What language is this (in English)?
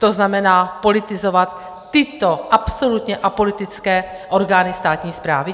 Czech